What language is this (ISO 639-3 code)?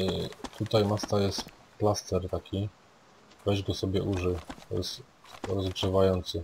pol